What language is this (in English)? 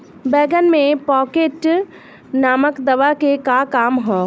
Bhojpuri